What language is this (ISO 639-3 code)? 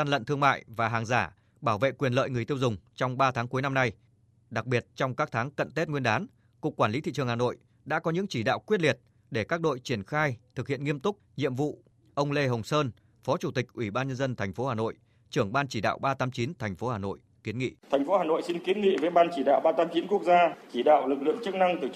vie